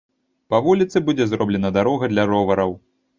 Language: Belarusian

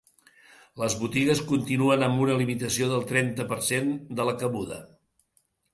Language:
Catalan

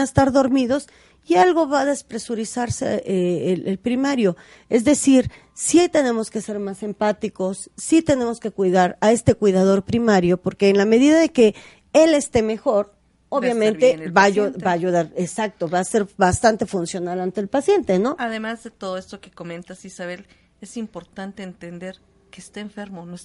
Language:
Spanish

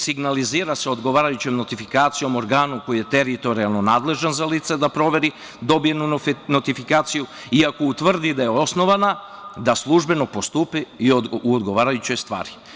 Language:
Serbian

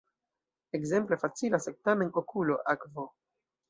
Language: Esperanto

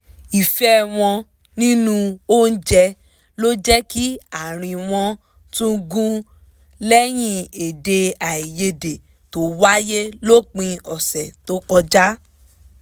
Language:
Yoruba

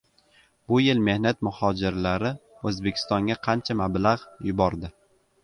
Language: Uzbek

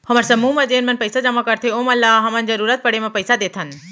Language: Chhattisgarhi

